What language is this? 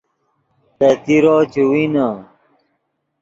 Yidgha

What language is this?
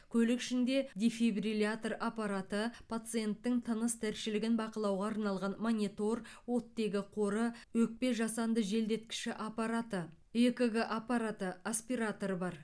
Kazakh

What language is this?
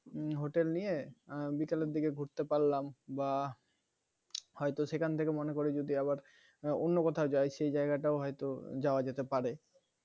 Bangla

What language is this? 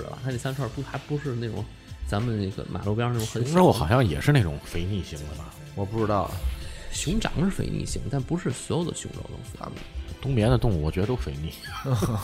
Chinese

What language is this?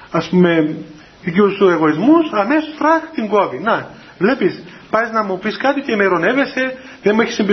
Greek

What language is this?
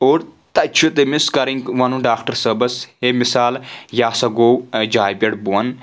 Kashmiri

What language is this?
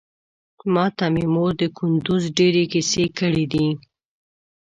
Pashto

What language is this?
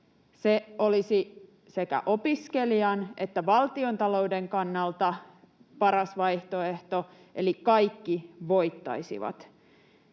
Finnish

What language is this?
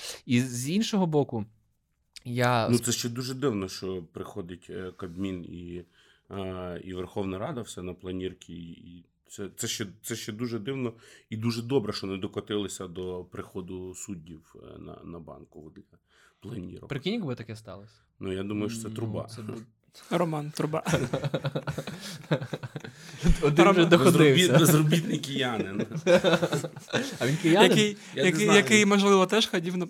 Ukrainian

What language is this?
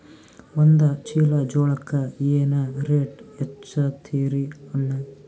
Kannada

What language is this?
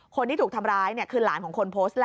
Thai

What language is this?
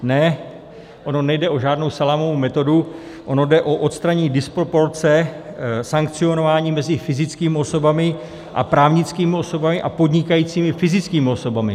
Czech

